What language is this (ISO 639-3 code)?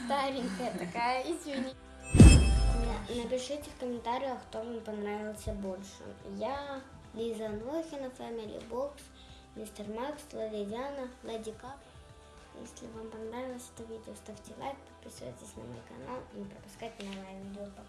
rus